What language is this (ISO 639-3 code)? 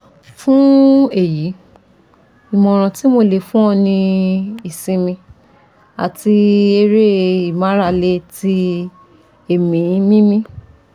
yor